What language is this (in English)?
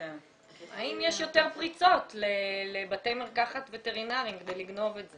Hebrew